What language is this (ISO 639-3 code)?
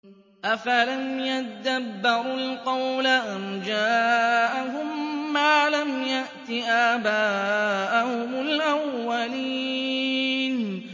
ara